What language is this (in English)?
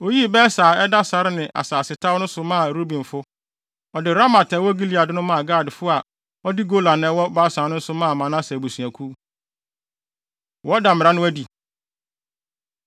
Akan